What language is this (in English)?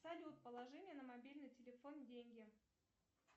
Russian